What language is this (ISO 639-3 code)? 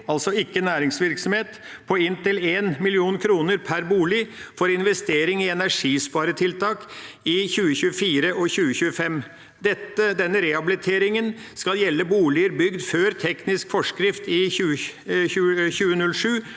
nor